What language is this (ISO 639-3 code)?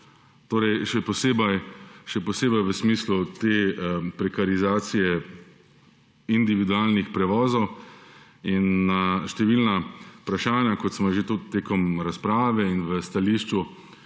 slv